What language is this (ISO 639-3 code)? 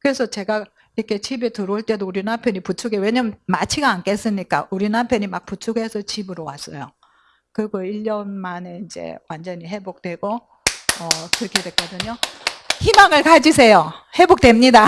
kor